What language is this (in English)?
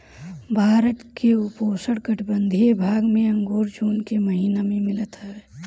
Bhojpuri